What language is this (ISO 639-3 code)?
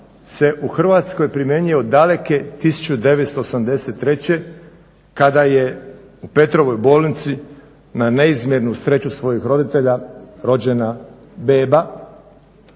hrv